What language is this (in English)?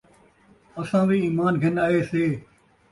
Saraiki